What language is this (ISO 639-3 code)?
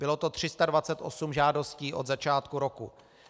ces